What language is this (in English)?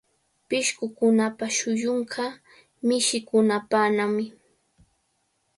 Cajatambo North Lima Quechua